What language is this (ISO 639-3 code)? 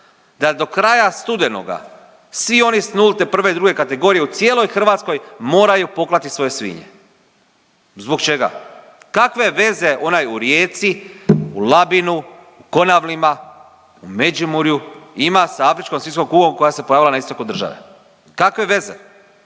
hrv